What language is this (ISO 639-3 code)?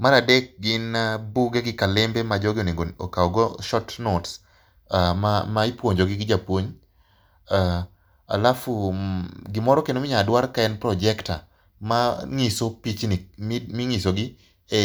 luo